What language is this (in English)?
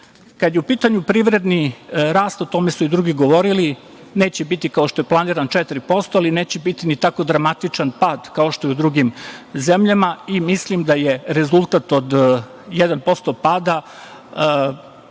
Serbian